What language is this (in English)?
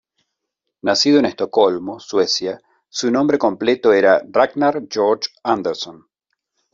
Spanish